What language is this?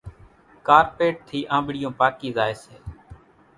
Kachi Koli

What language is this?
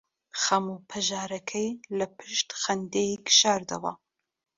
Central Kurdish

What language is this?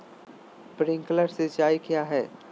Magahi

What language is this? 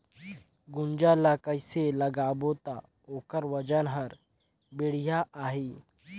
Chhattisgarhi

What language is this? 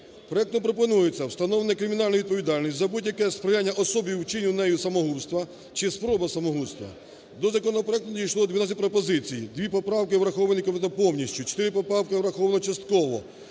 Ukrainian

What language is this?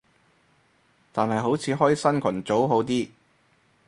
Cantonese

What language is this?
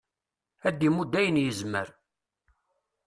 Kabyle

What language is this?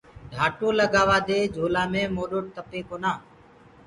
Gurgula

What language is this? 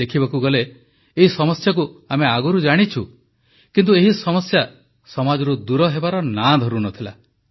Odia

